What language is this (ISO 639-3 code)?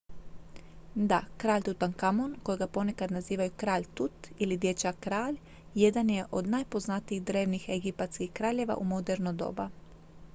hrv